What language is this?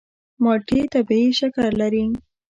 Pashto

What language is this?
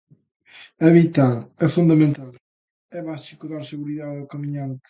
Galician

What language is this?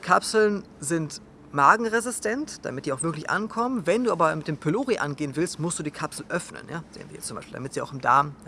German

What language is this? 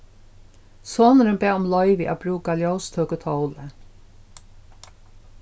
Faroese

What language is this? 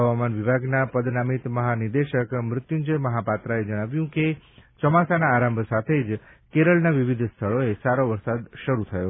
Gujarati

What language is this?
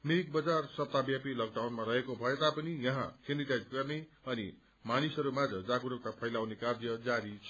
Nepali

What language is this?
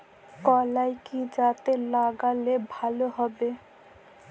Bangla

